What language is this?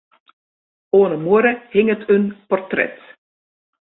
Western Frisian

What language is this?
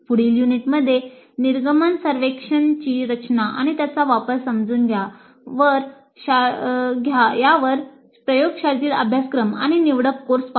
Marathi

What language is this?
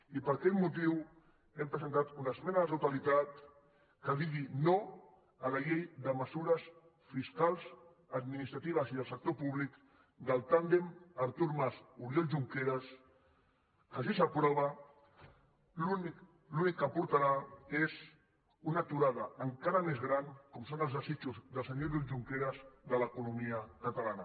Catalan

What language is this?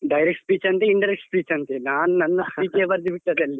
Kannada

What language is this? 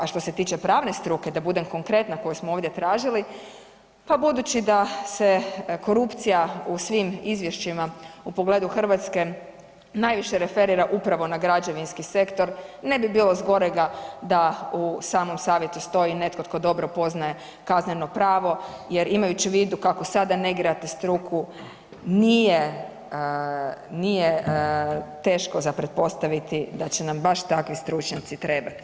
Croatian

